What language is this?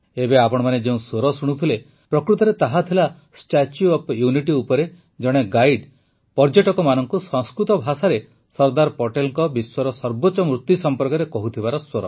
Odia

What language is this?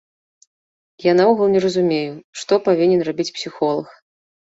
Belarusian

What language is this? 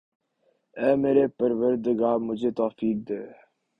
Urdu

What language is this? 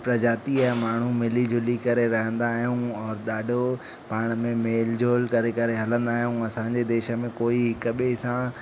Sindhi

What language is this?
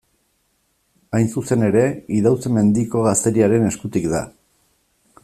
Basque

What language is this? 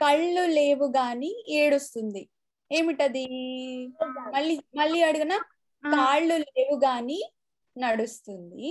Telugu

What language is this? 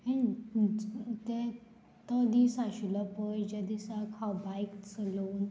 Konkani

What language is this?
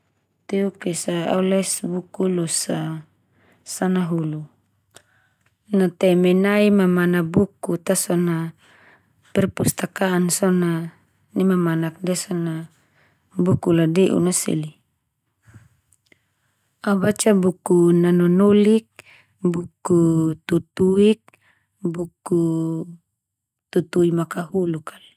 Termanu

